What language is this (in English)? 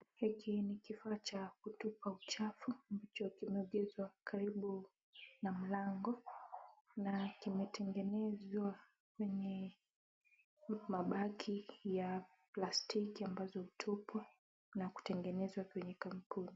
Swahili